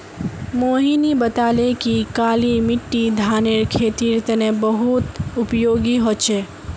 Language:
Magahi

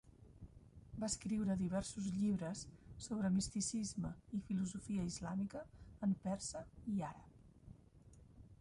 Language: Catalan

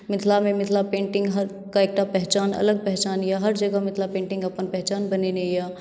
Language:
Maithili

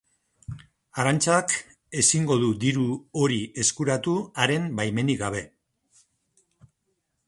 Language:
Basque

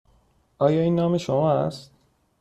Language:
Persian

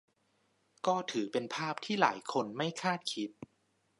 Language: Thai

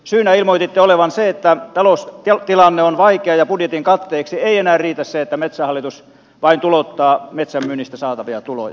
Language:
Finnish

